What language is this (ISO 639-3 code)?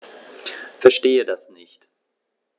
deu